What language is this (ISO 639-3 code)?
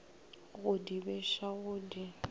nso